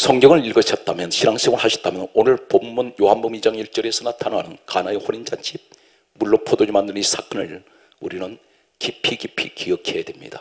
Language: Korean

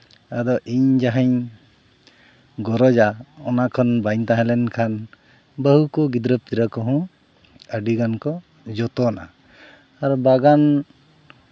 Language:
Santali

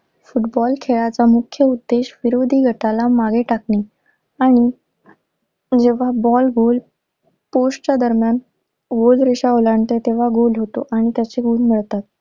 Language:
Marathi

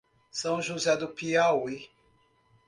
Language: Portuguese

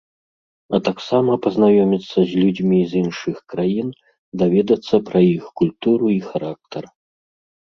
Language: Belarusian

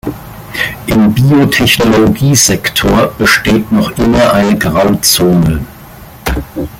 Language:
German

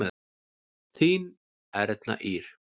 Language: Icelandic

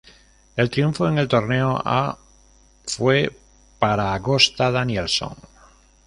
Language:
Spanish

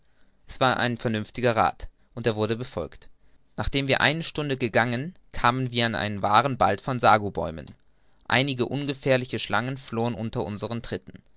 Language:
German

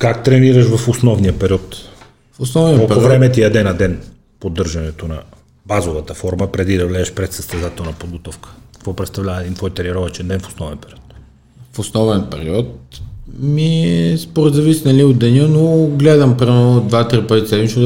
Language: Bulgarian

